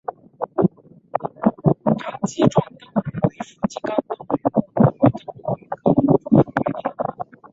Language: Chinese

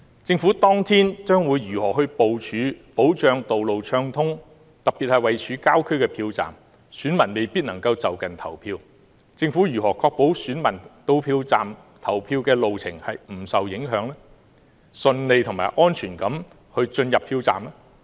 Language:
Cantonese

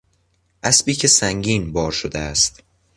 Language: Persian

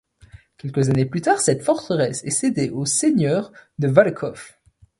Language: French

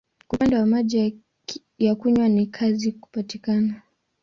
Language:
Swahili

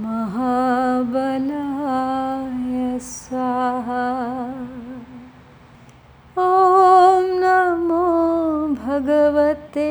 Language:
Hindi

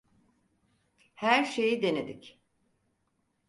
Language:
Turkish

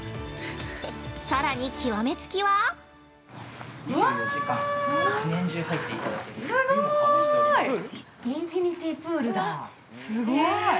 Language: Japanese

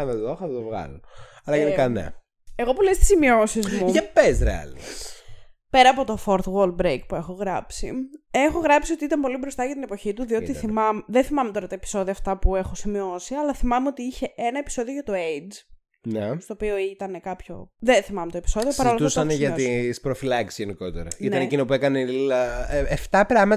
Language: Greek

